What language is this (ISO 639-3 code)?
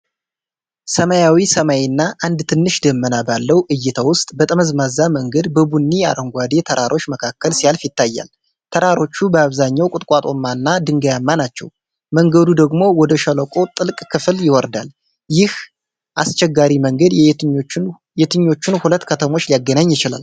amh